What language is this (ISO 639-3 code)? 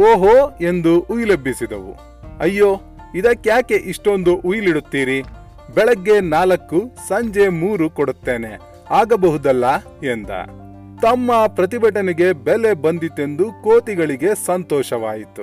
kan